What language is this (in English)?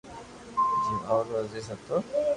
Loarki